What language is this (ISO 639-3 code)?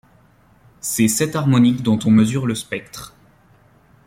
fra